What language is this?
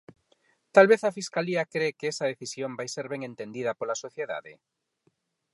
Galician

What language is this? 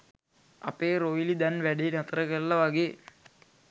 Sinhala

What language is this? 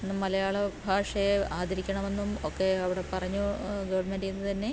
Malayalam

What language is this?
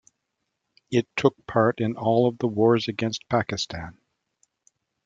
English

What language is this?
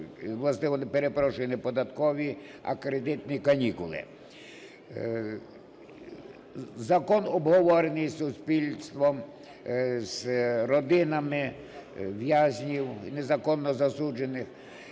Ukrainian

